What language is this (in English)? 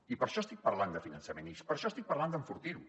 Catalan